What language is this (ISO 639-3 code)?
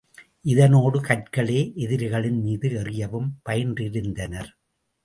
tam